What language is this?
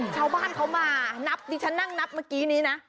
Thai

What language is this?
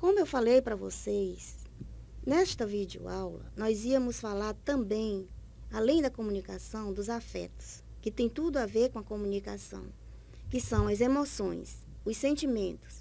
Portuguese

